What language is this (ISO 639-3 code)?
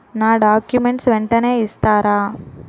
tel